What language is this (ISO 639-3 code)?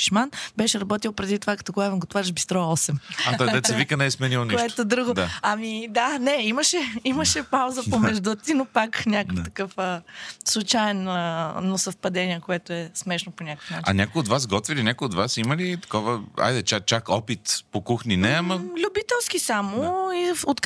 bul